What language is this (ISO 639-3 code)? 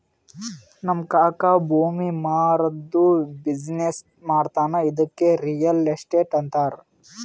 kan